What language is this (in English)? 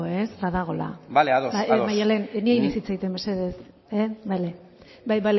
Basque